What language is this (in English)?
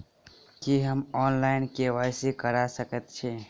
Maithili